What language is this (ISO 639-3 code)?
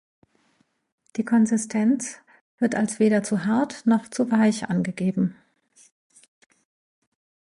deu